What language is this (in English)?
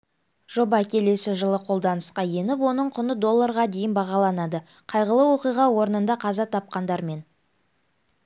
Kazakh